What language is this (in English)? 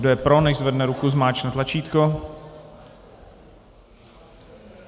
Czech